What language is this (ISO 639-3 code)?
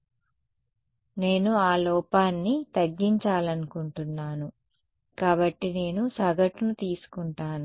tel